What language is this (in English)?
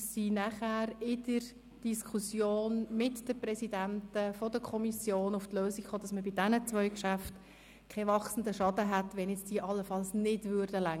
Swiss German